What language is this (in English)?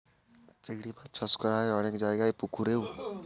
Bangla